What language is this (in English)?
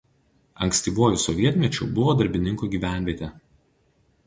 Lithuanian